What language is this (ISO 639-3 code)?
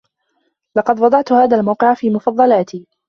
ara